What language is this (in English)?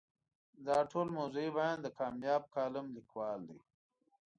Pashto